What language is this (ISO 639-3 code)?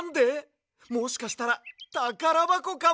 jpn